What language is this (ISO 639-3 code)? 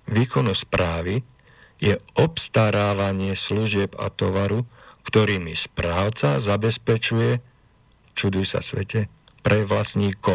slk